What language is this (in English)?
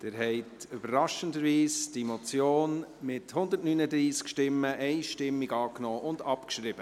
Swiss German